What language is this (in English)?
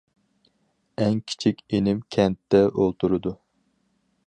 Uyghur